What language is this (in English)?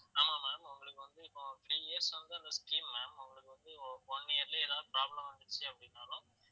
Tamil